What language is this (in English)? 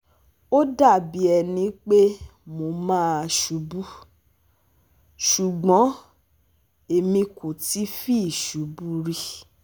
Yoruba